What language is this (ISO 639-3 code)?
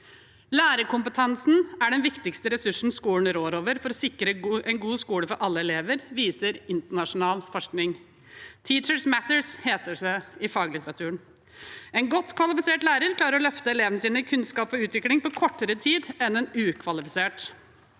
nor